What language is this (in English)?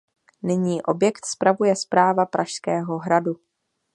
Czech